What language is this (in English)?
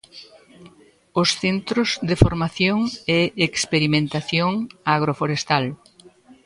Galician